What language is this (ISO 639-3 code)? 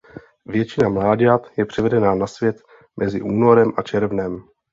ces